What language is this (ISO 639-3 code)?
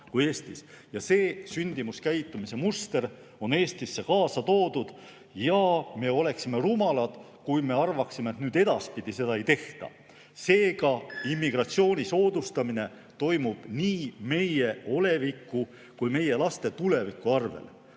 est